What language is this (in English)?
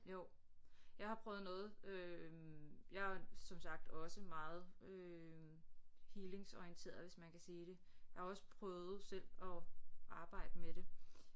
Danish